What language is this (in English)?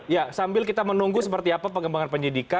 Indonesian